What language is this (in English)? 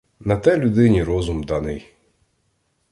Ukrainian